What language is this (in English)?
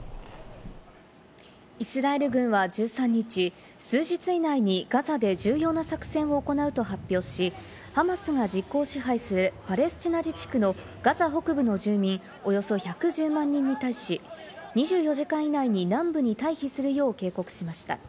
Japanese